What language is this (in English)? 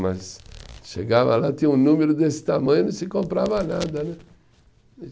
Portuguese